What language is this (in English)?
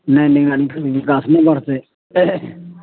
Maithili